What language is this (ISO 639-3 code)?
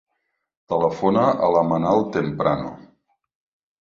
cat